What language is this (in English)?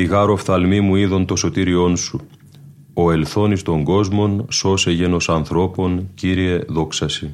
Greek